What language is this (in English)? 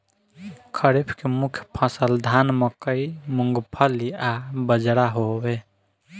Bhojpuri